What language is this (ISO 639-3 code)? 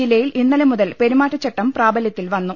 mal